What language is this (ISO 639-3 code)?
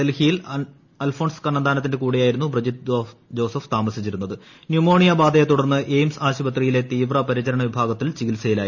mal